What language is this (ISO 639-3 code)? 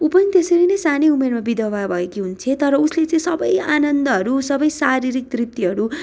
nep